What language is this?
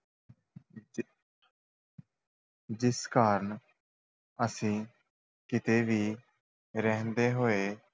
Punjabi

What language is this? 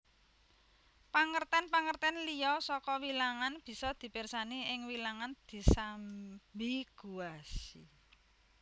Javanese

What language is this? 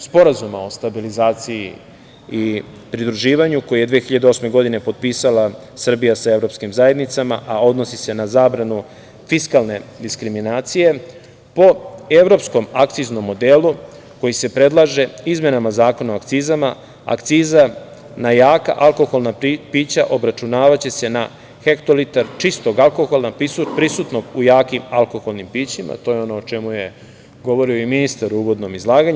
Serbian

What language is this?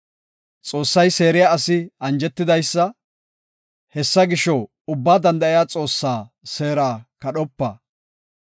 Gofa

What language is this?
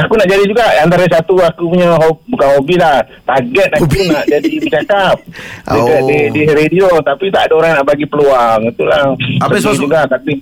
Malay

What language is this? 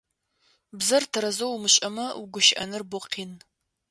Adyghe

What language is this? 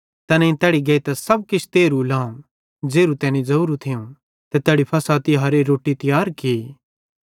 Bhadrawahi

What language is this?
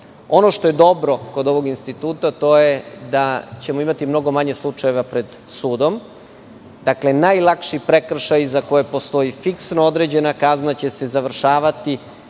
Serbian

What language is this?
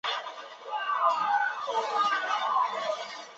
Chinese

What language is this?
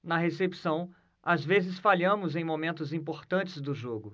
Portuguese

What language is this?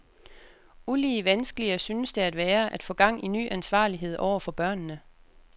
Danish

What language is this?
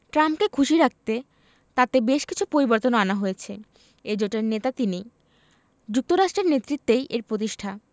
Bangla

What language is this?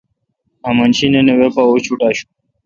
Kalkoti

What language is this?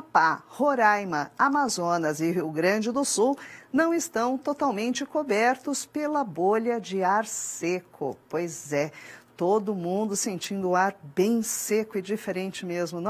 Portuguese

